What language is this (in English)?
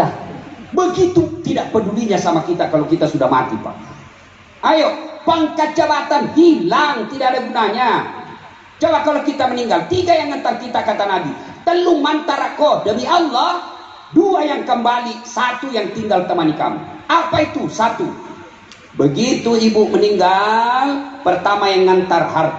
Indonesian